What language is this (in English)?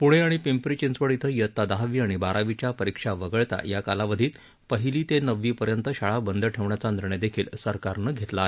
Marathi